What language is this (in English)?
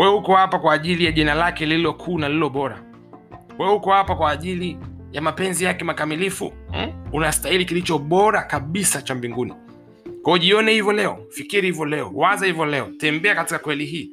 Swahili